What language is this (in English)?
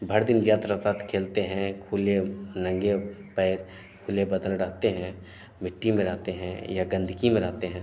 Hindi